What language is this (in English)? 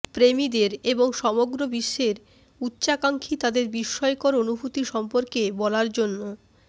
Bangla